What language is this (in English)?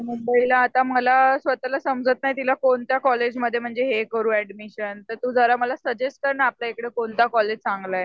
Marathi